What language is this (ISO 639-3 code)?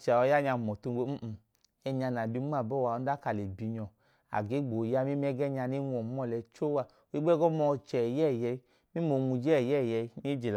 idu